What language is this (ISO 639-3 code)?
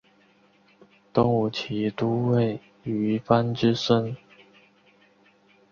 zho